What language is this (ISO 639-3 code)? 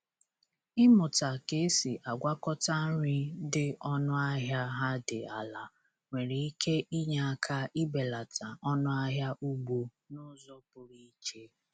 ibo